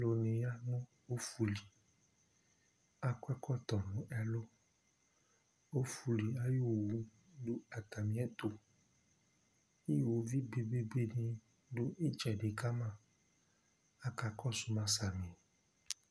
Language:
Ikposo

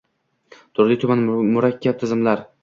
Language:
Uzbek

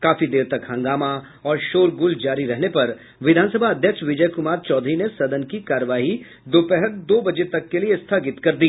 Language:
Hindi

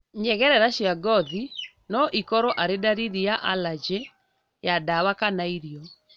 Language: Kikuyu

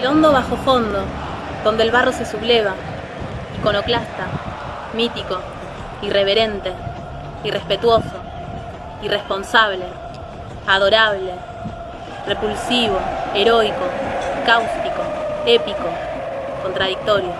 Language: Spanish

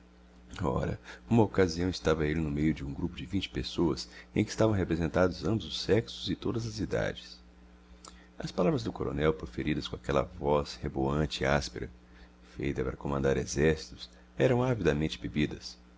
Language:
Portuguese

